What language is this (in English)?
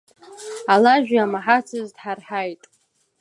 Abkhazian